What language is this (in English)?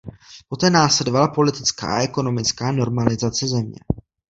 Czech